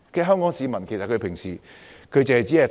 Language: Cantonese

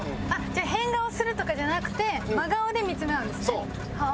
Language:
Japanese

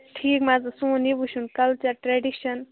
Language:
Kashmiri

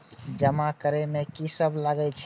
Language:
Maithili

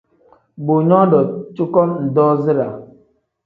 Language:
Tem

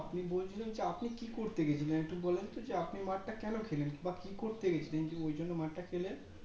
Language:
Bangla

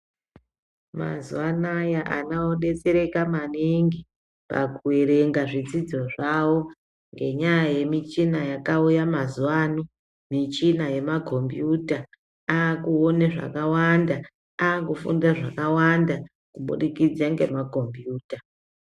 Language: Ndau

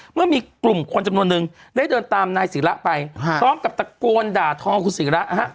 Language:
Thai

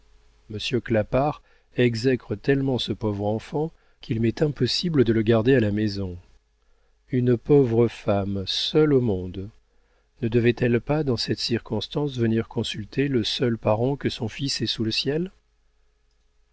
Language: French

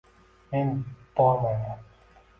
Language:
Uzbek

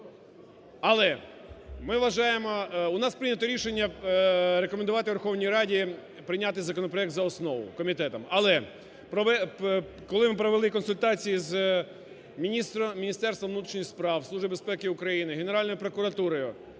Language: Ukrainian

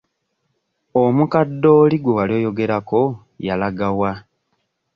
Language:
Ganda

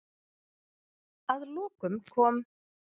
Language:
Icelandic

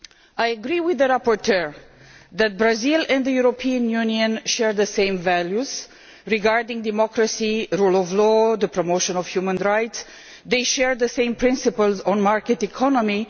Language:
English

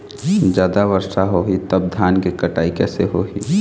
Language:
Chhattisgarhi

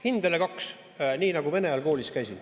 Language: Estonian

